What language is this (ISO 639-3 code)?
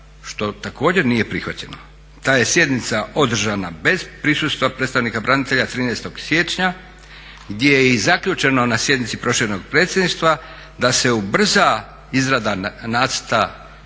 hrv